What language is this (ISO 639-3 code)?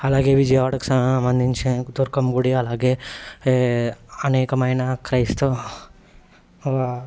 tel